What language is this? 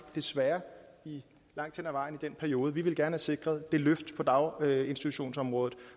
Danish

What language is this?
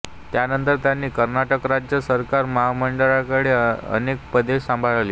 Marathi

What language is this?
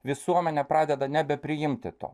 Lithuanian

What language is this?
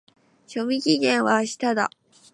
Japanese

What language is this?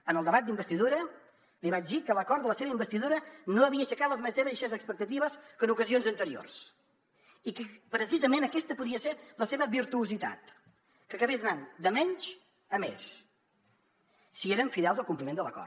Catalan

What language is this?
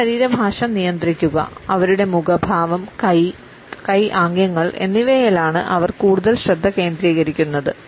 Malayalam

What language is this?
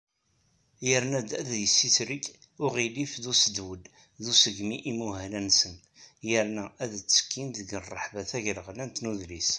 Kabyle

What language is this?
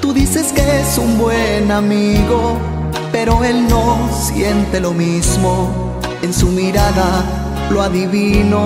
Spanish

